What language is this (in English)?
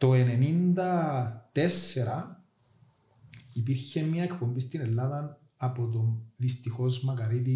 Greek